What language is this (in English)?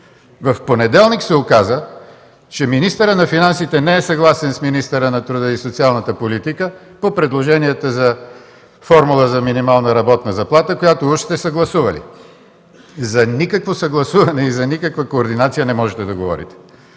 Bulgarian